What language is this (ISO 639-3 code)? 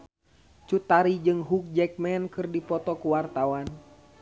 sun